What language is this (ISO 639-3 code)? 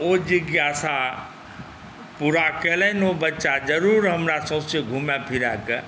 mai